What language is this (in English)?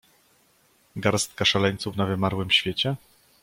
Polish